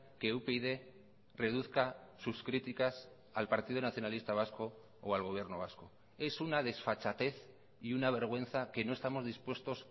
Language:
Spanish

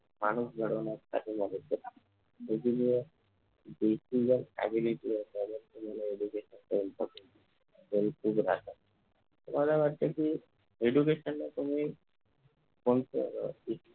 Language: Marathi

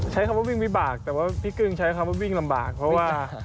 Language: Thai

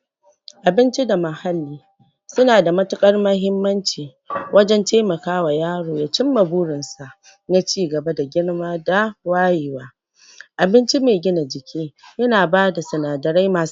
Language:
Hausa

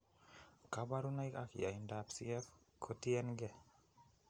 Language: Kalenjin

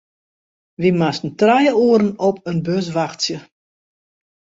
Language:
Western Frisian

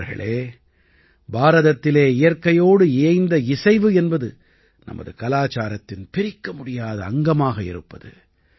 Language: Tamil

